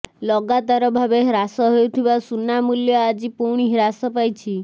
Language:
Odia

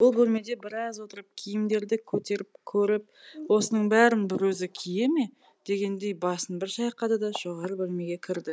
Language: Kazakh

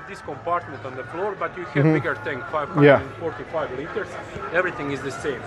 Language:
English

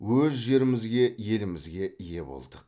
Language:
Kazakh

